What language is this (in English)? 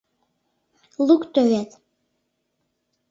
Mari